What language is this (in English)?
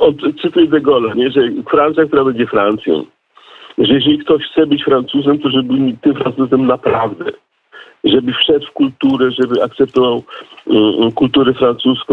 Polish